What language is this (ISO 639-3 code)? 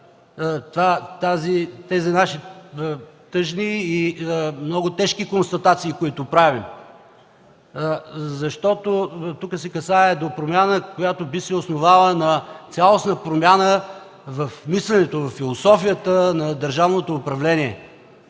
bul